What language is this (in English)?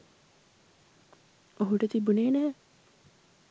Sinhala